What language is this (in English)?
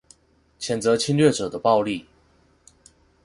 Chinese